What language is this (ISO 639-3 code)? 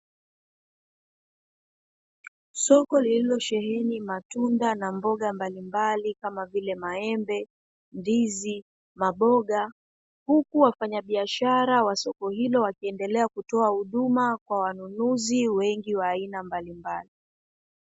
swa